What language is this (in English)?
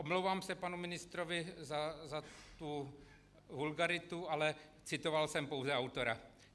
Czech